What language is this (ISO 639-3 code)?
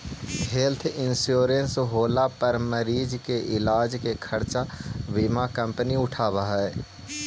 mag